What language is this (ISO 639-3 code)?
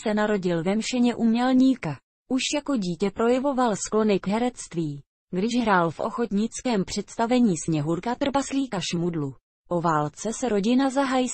ces